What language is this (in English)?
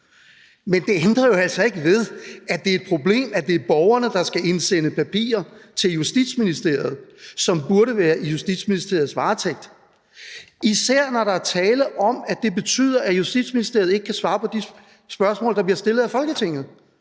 Danish